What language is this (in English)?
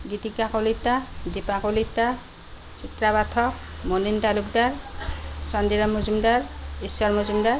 Assamese